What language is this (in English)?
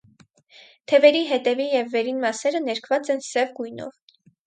Armenian